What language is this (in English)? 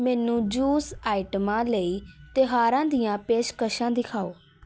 Punjabi